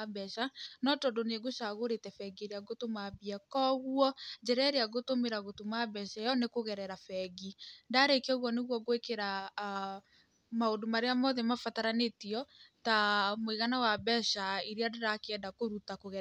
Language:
Kikuyu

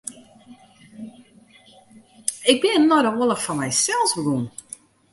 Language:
Western Frisian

